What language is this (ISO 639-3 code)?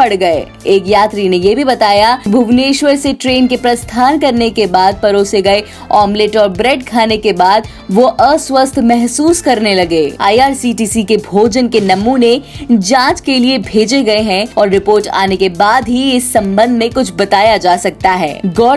hin